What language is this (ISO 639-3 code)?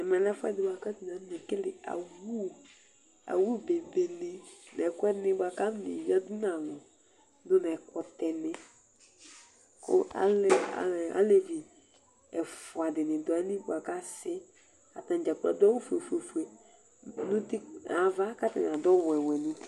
kpo